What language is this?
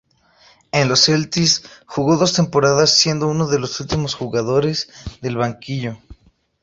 Spanish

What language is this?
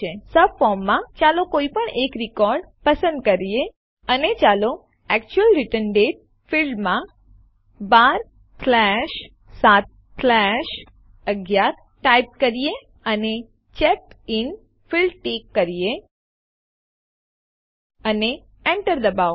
Gujarati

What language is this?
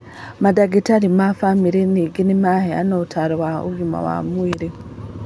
Kikuyu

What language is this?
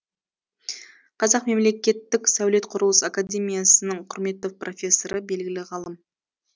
Kazakh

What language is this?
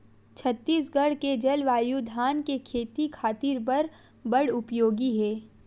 Chhattisgarhi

